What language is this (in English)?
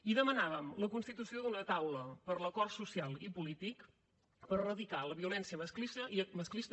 Catalan